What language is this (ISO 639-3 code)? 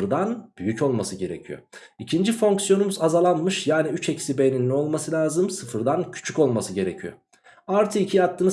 tur